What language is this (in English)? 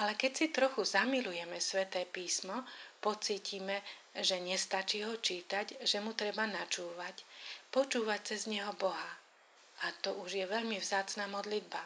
Slovak